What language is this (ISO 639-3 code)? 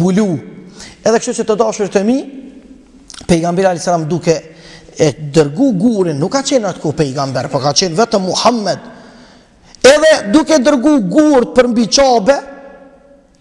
ron